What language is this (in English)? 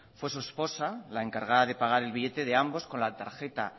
Spanish